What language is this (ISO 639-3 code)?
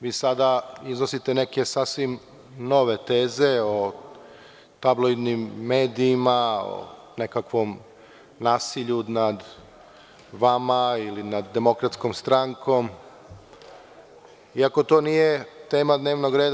srp